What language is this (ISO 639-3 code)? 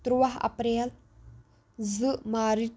kas